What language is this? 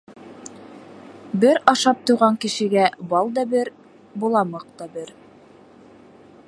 Bashkir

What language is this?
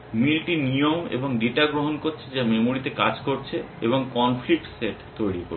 Bangla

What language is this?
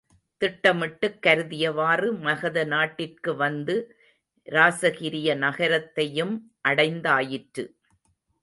Tamil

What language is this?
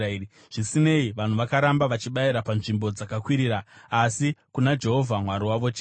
Shona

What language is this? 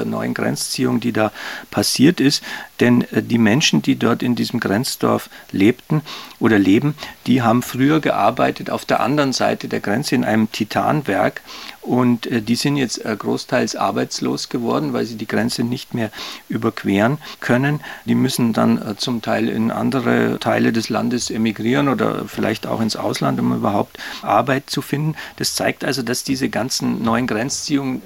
German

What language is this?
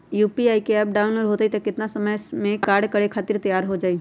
Magahi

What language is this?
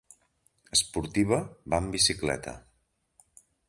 Catalan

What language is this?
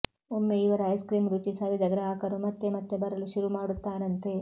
Kannada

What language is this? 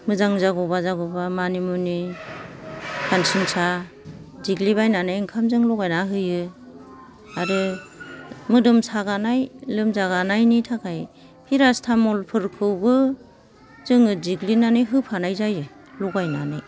Bodo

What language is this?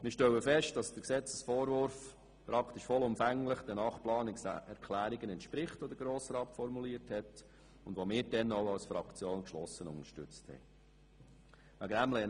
Swiss German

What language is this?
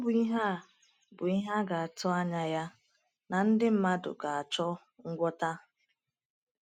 Igbo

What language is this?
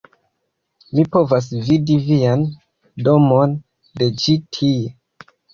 Esperanto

